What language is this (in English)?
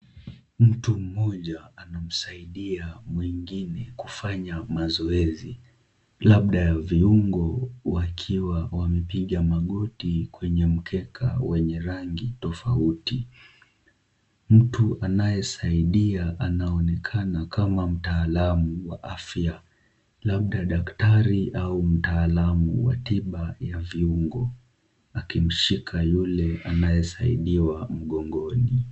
Swahili